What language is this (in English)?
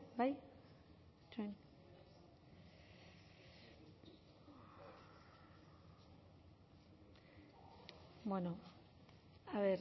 Basque